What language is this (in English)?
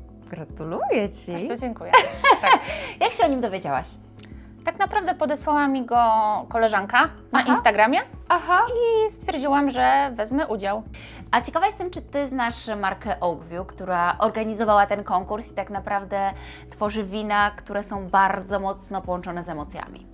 Polish